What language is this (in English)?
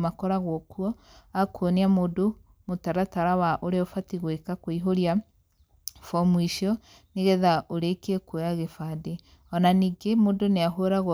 Kikuyu